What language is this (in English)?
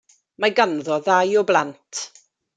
Welsh